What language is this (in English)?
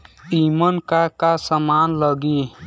Bhojpuri